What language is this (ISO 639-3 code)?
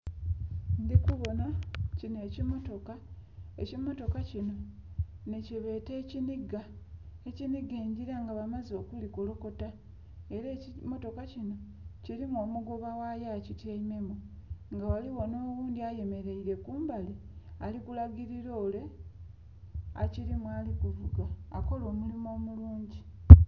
xog